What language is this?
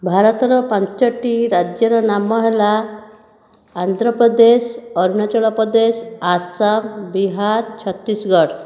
Odia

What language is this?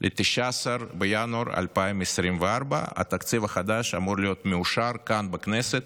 Hebrew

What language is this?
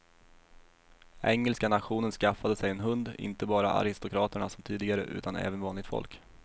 Swedish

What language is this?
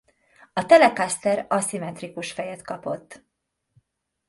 Hungarian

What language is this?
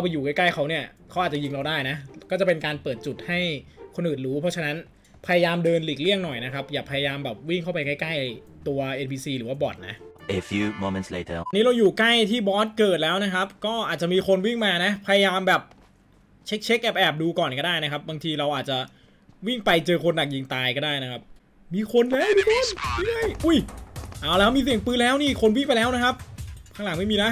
Thai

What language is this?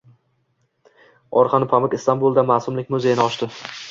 Uzbek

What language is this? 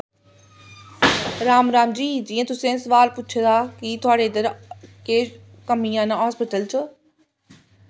Dogri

